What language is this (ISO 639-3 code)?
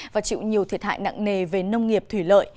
vie